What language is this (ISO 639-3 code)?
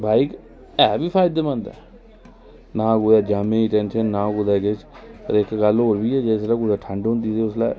doi